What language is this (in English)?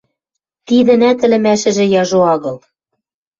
Western Mari